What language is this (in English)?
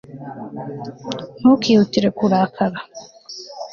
Kinyarwanda